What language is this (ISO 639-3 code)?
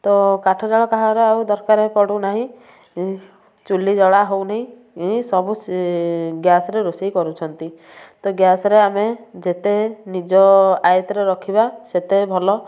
ori